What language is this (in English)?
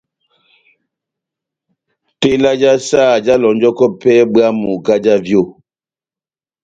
Batanga